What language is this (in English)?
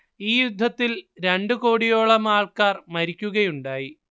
Malayalam